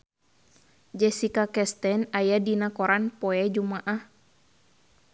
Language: Sundanese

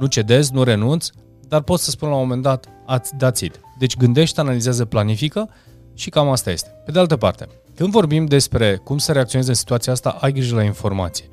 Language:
Romanian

